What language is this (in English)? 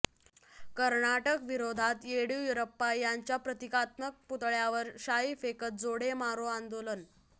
Marathi